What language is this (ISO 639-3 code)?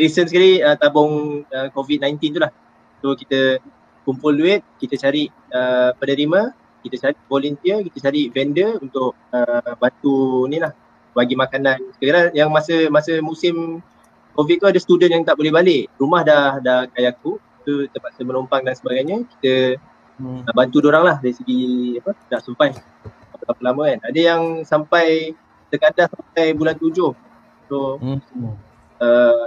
msa